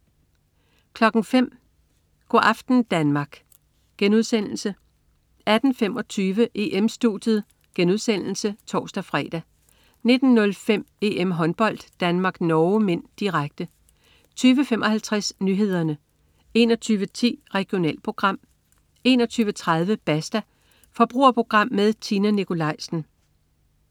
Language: Danish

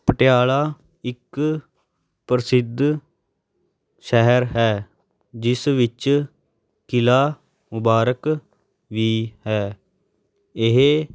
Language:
Punjabi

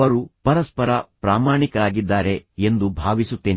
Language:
Kannada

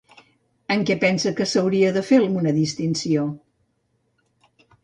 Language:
Catalan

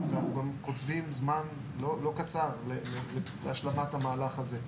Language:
Hebrew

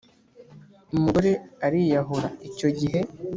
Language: Kinyarwanda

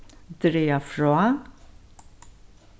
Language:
Faroese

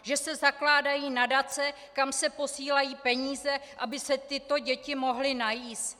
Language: Czech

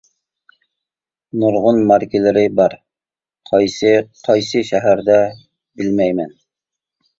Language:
Uyghur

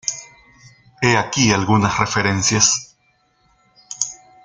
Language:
Spanish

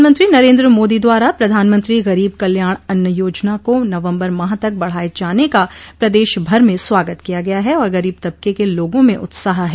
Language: Hindi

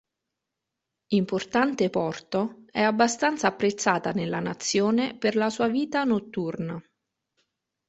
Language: Italian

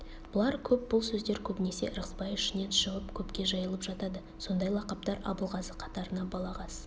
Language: Kazakh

